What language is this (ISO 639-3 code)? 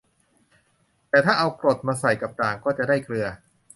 tha